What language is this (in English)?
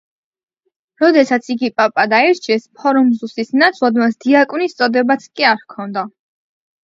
Georgian